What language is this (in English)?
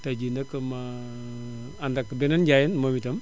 Wolof